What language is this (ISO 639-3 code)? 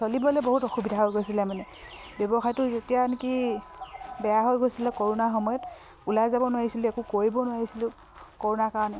asm